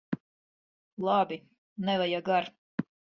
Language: Latvian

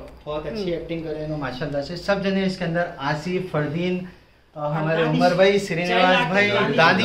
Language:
Hindi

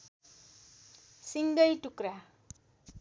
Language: Nepali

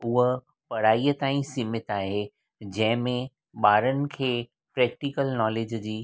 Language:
Sindhi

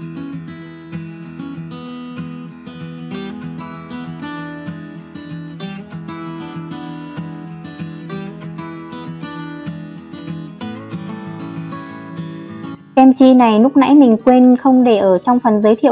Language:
Vietnamese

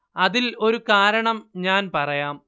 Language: Malayalam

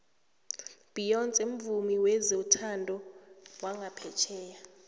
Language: South Ndebele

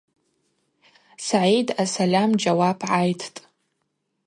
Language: Abaza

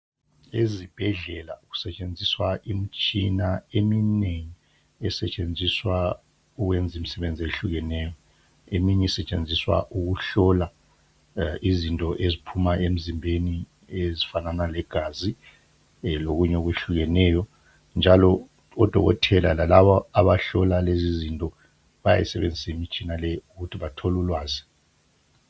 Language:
North Ndebele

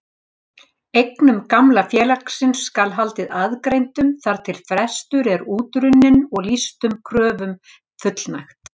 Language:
Icelandic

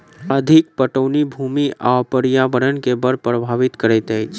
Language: Maithili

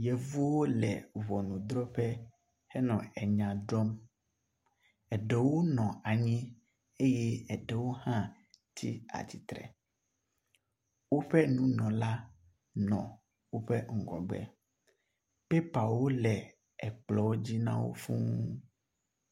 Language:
Ewe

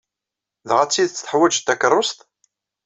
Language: Kabyle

